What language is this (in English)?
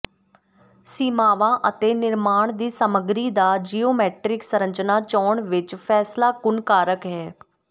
Punjabi